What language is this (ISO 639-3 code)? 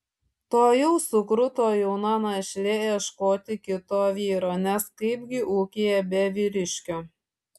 lit